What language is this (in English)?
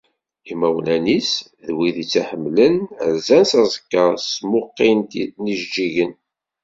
Kabyle